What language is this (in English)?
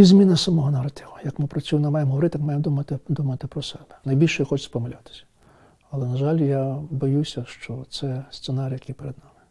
Ukrainian